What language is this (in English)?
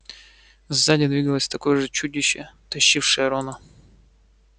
Russian